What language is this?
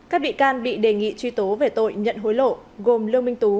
Vietnamese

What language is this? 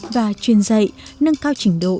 Vietnamese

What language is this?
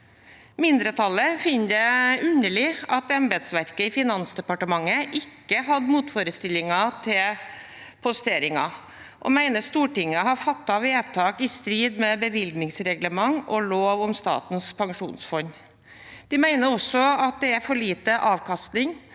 Norwegian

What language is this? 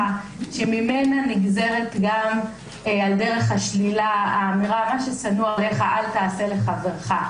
Hebrew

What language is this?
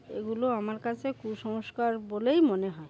Bangla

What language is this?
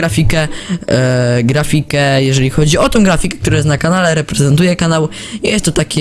Polish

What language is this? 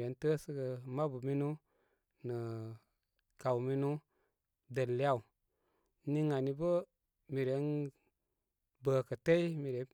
Koma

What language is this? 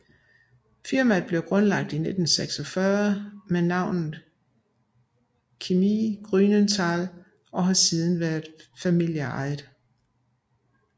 Danish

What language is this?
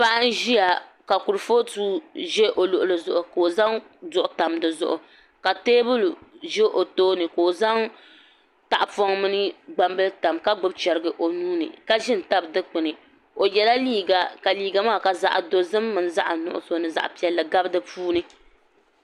Dagbani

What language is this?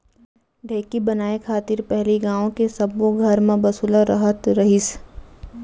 Chhattisgarhi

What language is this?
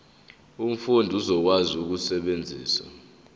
Zulu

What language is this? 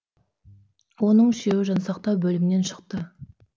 Kazakh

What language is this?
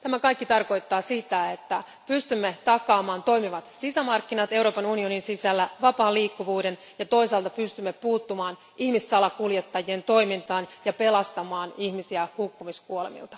Finnish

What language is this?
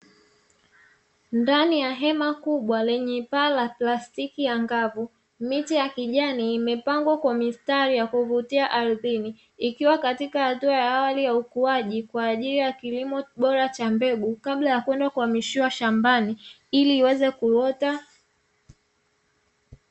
Swahili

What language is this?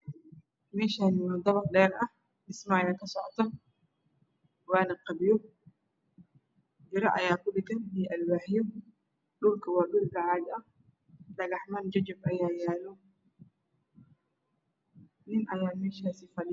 Somali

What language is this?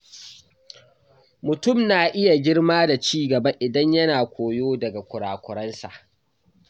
Hausa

